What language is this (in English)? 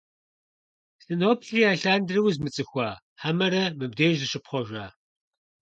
Kabardian